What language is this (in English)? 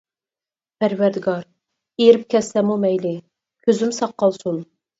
Uyghur